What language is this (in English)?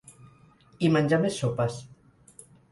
Catalan